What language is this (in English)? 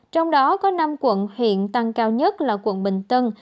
Vietnamese